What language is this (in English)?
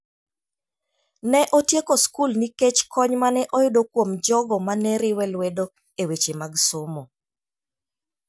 Luo (Kenya and Tanzania)